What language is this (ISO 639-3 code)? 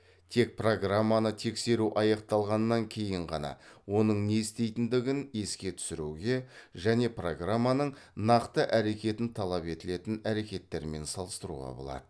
kaz